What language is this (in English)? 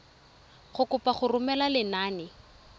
Tswana